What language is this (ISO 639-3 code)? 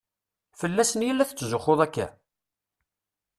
kab